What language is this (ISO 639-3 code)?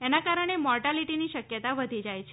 guj